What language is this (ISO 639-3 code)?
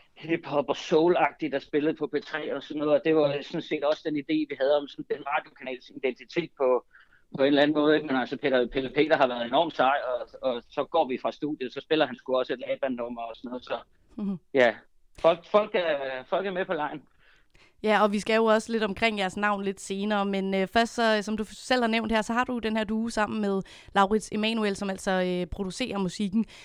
dan